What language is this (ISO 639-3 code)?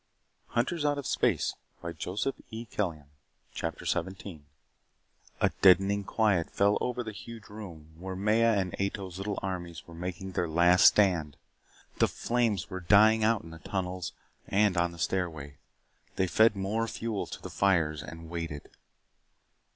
eng